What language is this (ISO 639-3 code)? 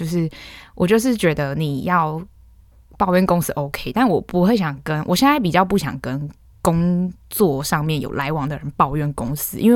zho